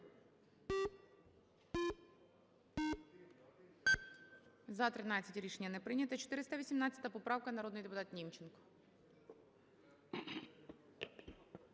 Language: Ukrainian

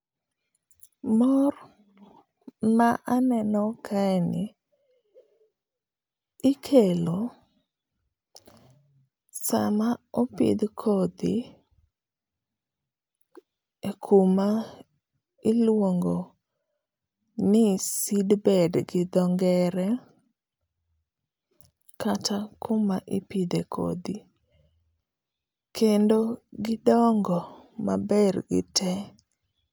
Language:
Luo (Kenya and Tanzania)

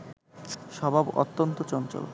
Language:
Bangla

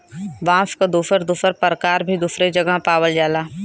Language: Bhojpuri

